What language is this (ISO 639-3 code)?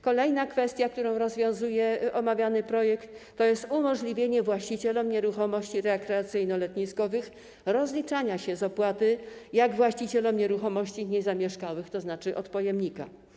pol